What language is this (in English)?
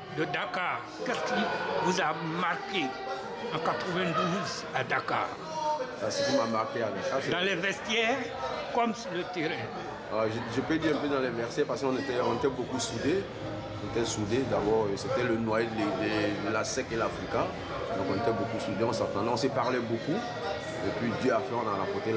French